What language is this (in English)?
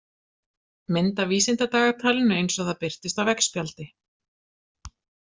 Icelandic